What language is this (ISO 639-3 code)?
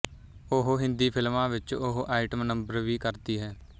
pan